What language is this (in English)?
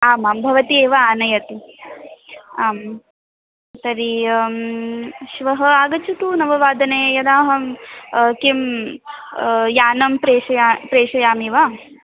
Sanskrit